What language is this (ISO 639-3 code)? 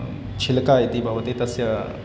san